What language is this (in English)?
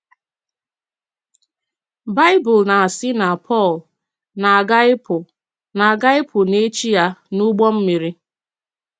Igbo